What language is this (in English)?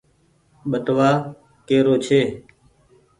Goaria